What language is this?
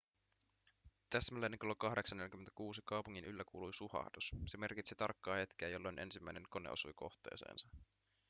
Finnish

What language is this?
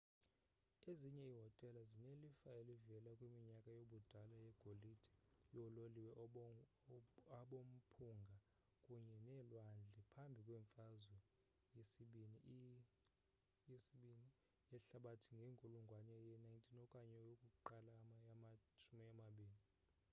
Xhosa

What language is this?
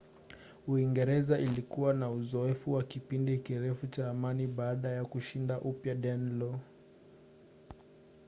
Swahili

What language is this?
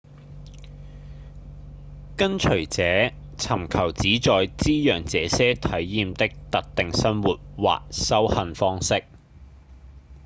Cantonese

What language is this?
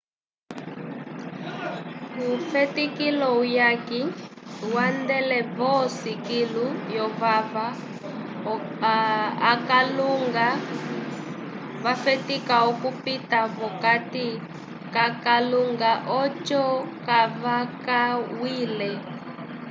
Umbundu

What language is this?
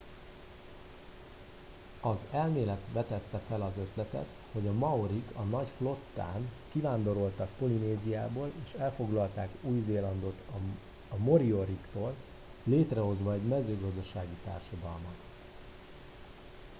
Hungarian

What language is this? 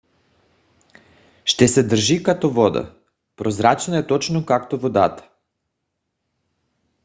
Bulgarian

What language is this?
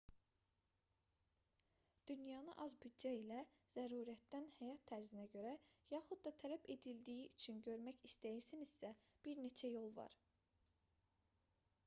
Azerbaijani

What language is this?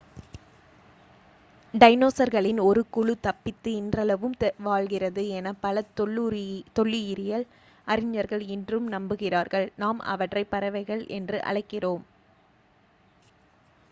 Tamil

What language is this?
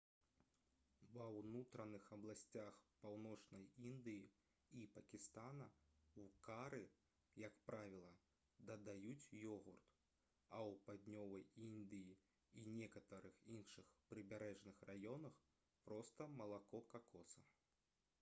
Belarusian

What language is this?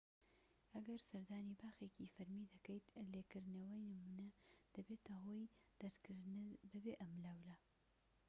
Central Kurdish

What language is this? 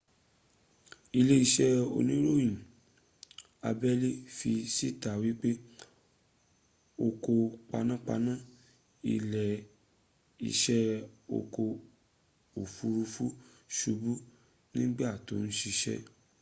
Yoruba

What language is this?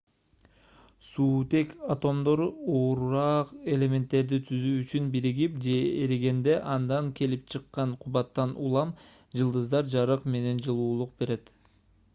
Kyrgyz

